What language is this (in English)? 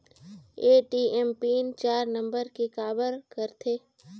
Chhattisgarhi